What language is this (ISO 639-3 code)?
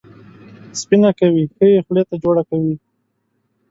pus